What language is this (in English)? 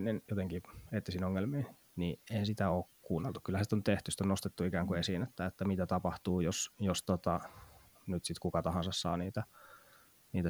Finnish